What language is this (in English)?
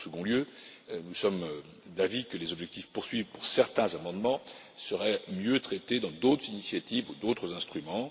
French